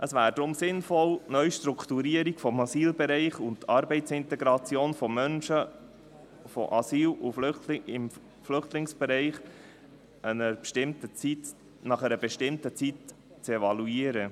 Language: Swiss German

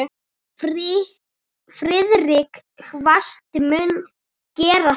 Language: Icelandic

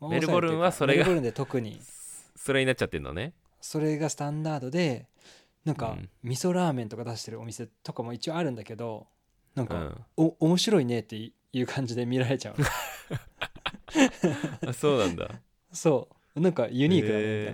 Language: Japanese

